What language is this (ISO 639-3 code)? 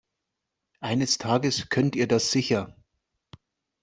deu